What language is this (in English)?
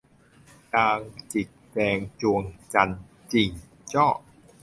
Thai